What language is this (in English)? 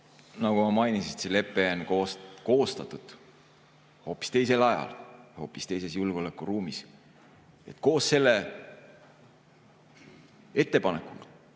Estonian